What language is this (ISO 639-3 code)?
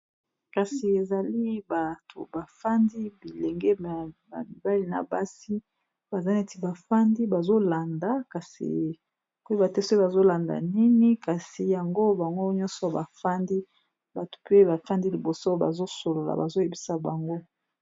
lin